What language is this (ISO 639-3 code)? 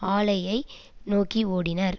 tam